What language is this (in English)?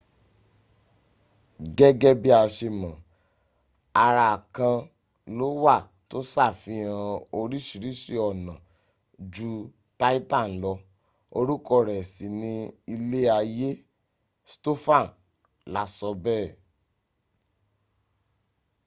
Yoruba